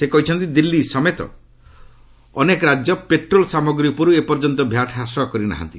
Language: Odia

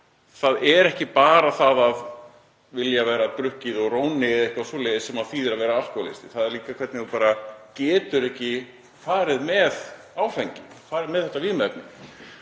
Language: Icelandic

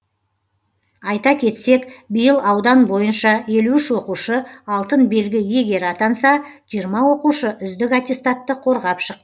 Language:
Kazakh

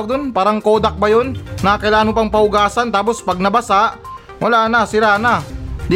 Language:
Filipino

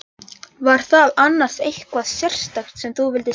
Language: Icelandic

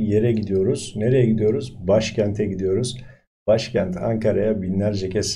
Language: Turkish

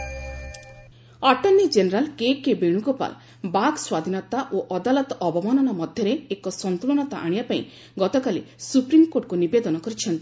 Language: Odia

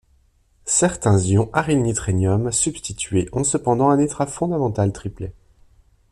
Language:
French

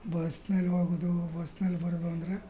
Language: Kannada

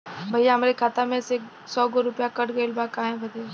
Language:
Bhojpuri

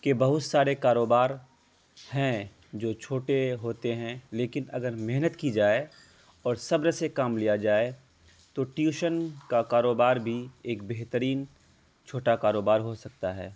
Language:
Urdu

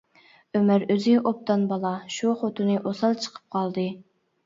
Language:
Uyghur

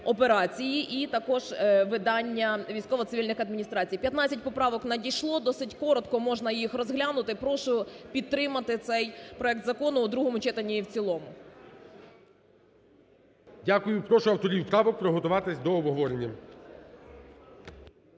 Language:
Ukrainian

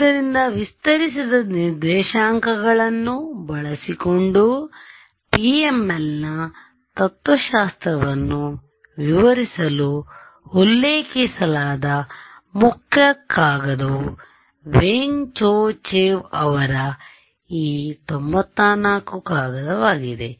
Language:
Kannada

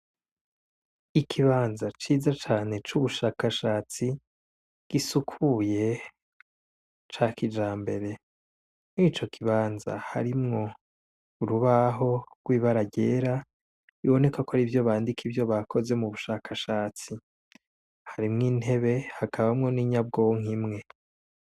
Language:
Rundi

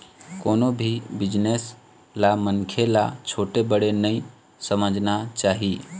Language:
Chhattisgarhi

